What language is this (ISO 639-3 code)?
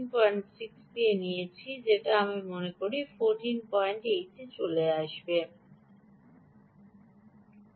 ben